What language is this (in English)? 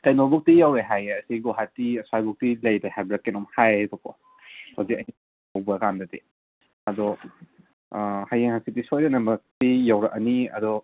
Manipuri